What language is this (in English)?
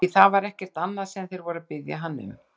Icelandic